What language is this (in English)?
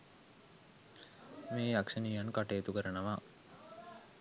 Sinhala